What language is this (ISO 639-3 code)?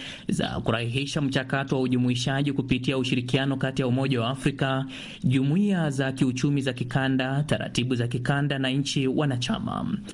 swa